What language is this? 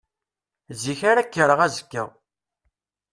Kabyle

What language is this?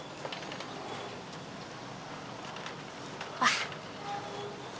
Indonesian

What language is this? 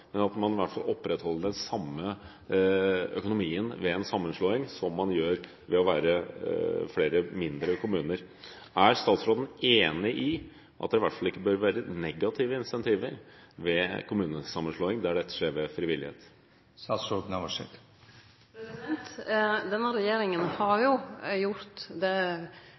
Norwegian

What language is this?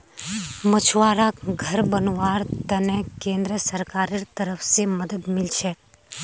Magahi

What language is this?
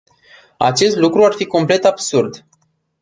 Romanian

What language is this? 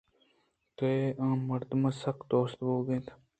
Eastern Balochi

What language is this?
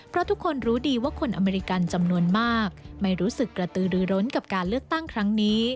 Thai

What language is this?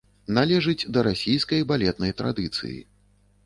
Belarusian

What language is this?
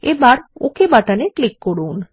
Bangla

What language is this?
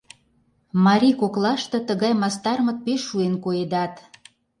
Mari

